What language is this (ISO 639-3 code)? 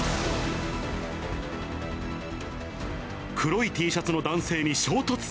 jpn